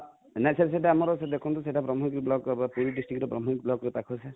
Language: Odia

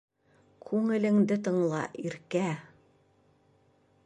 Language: Bashkir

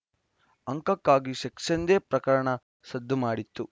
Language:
Kannada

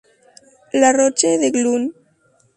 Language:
Spanish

